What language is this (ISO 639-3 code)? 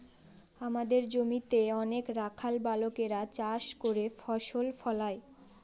ben